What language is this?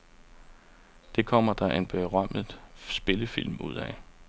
Danish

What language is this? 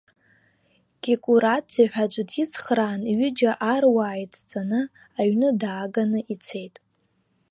Abkhazian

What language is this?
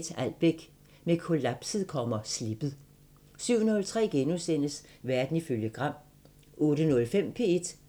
Danish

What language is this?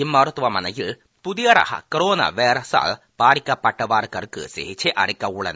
Tamil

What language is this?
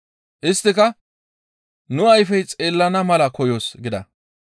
Gamo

